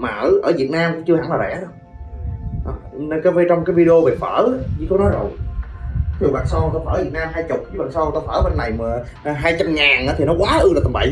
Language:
Vietnamese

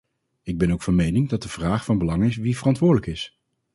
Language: Dutch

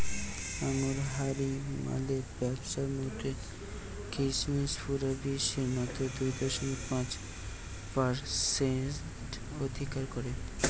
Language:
Bangla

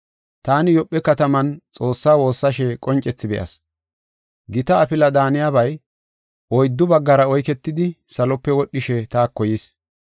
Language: Gofa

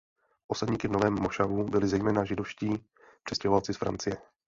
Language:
Czech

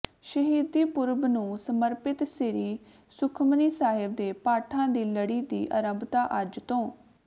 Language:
Punjabi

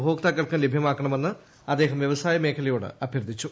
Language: Malayalam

